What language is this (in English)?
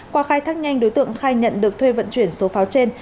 Vietnamese